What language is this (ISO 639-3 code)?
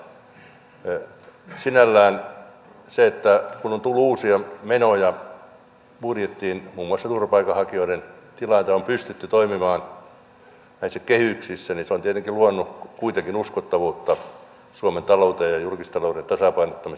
fin